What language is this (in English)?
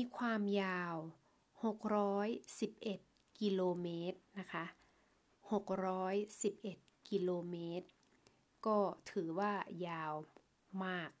Thai